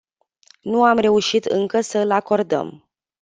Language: Romanian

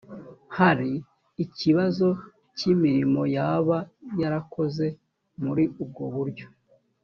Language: Kinyarwanda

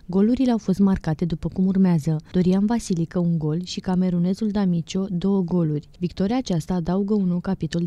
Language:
Romanian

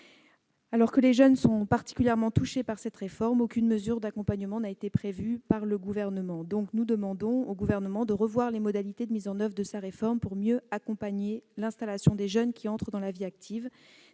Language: French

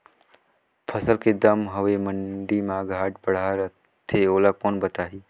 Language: Chhattisgarhi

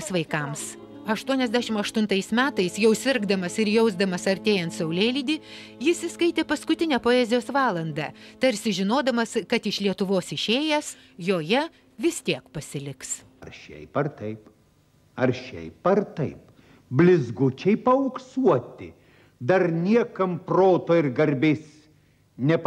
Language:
Lithuanian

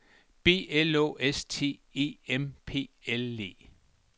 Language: Danish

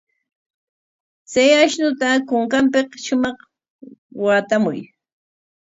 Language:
Corongo Ancash Quechua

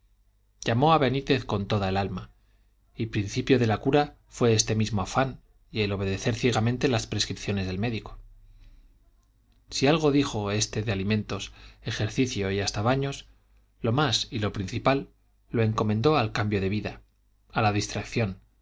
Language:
Spanish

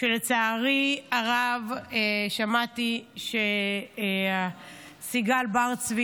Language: Hebrew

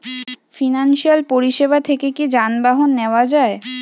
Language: Bangla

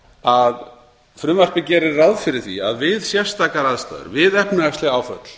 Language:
Icelandic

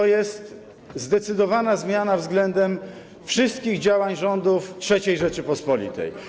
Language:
Polish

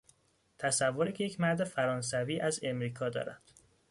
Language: Persian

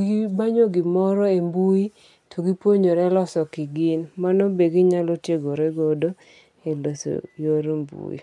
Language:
Luo (Kenya and Tanzania)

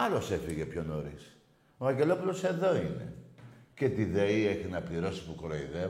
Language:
Greek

